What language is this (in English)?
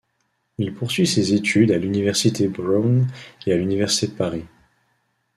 French